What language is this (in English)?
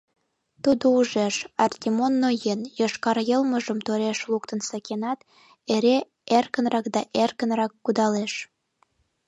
Mari